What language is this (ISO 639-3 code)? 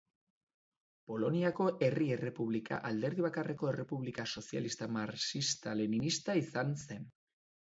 eus